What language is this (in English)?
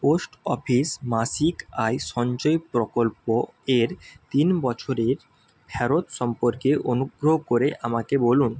Bangla